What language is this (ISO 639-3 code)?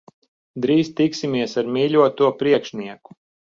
lav